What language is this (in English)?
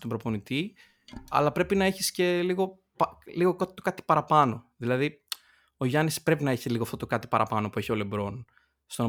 Greek